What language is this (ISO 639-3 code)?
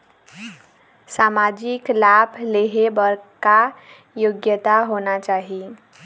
hne